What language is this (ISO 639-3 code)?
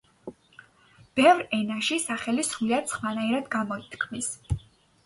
kat